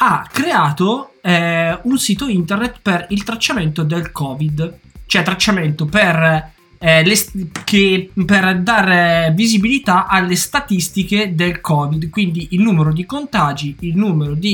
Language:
Italian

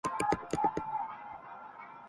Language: Urdu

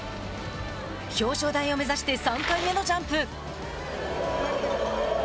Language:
Japanese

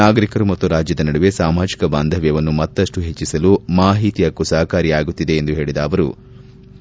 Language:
Kannada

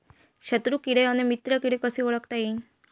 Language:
Marathi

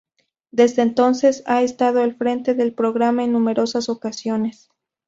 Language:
Spanish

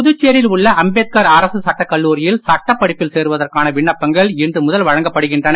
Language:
Tamil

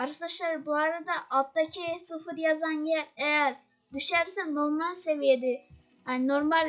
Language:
Turkish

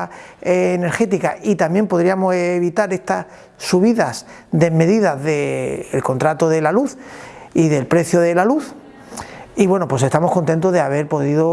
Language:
Spanish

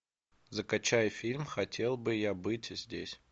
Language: Russian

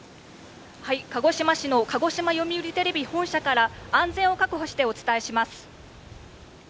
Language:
Japanese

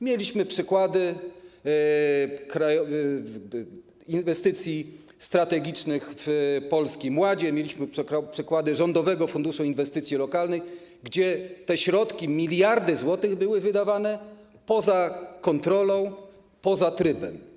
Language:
Polish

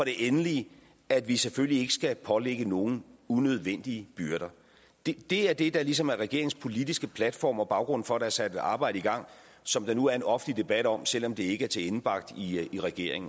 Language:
Danish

